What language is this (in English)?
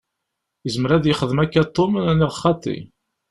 Kabyle